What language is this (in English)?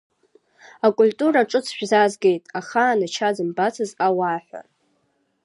Abkhazian